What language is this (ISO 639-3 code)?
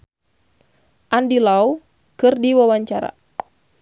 sun